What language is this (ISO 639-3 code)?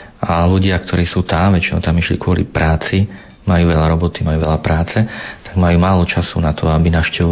slk